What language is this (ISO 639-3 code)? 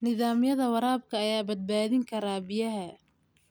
som